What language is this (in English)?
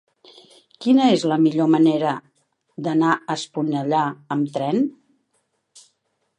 Catalan